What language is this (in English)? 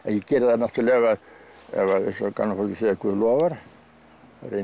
Icelandic